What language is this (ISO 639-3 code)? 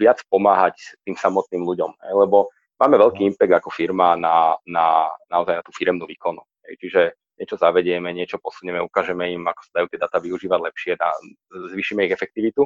slk